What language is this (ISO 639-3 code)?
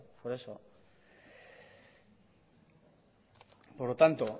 spa